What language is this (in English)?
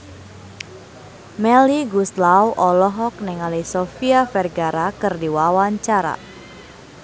Sundanese